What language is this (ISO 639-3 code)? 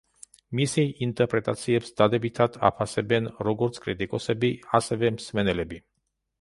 kat